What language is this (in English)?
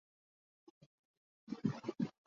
Urdu